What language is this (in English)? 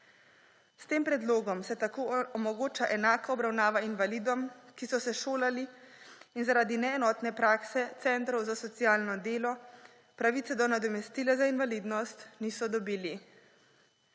Slovenian